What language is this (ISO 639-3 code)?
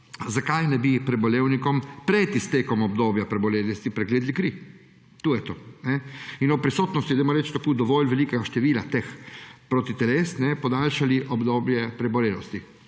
slv